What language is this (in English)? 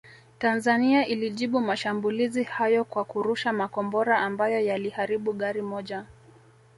Swahili